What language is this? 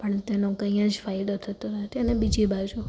Gujarati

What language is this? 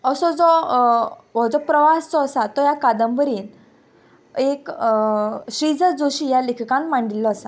Konkani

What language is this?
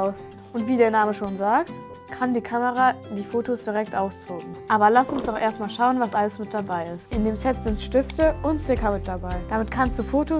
German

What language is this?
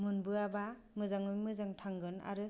Bodo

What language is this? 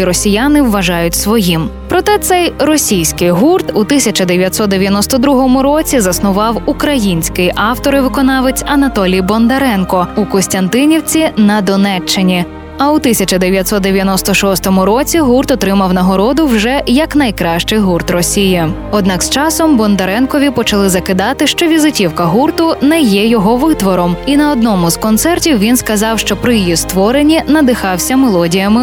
Ukrainian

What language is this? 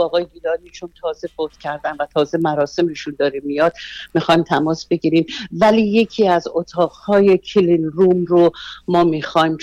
Persian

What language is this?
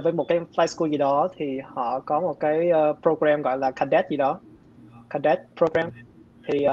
Vietnamese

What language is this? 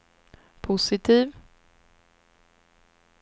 Swedish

